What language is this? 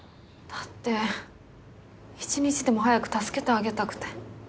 Japanese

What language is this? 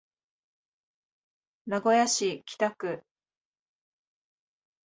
Japanese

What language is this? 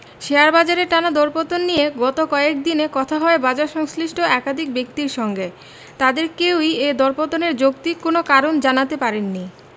Bangla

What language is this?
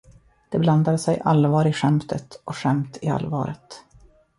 Swedish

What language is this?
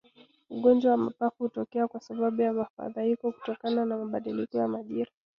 Swahili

